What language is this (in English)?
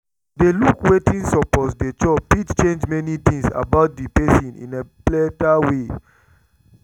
Nigerian Pidgin